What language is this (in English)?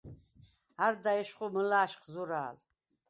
Svan